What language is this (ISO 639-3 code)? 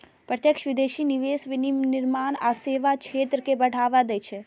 mai